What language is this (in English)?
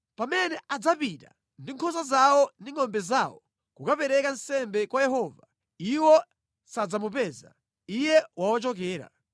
Nyanja